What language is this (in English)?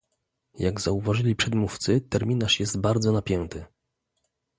Polish